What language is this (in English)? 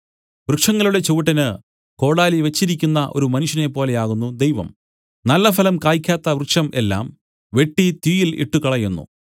Malayalam